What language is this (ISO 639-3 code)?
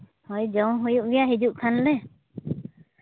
sat